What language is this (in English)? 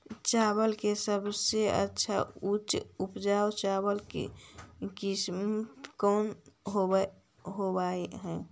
Magahi